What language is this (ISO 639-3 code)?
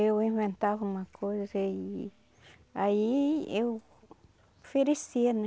por